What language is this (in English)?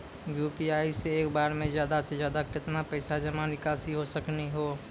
Maithili